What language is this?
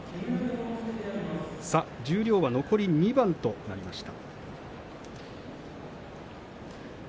Japanese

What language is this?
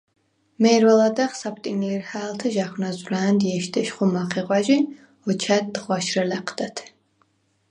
Svan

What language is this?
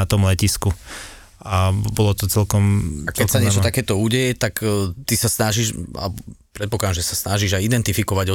Slovak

